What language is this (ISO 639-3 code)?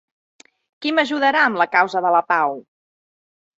cat